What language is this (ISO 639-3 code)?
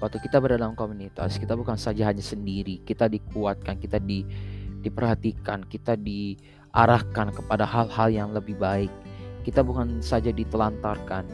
ind